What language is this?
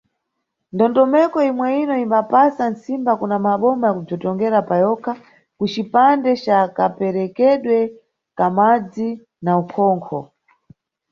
Nyungwe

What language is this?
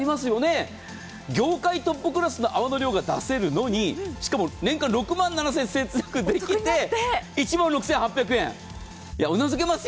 Japanese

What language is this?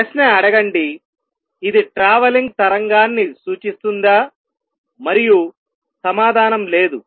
Telugu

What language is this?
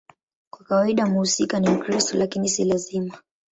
Swahili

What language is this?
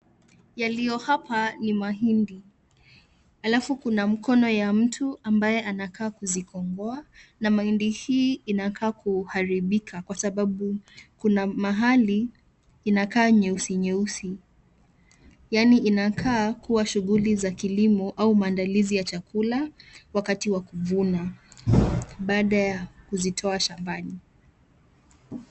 Swahili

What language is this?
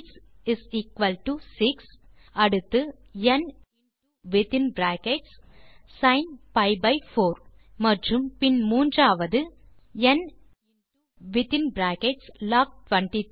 Tamil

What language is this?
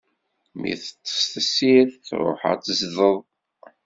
Kabyle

